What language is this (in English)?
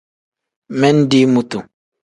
Tem